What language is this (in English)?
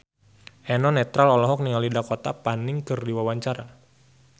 Sundanese